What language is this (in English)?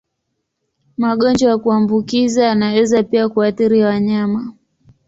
Swahili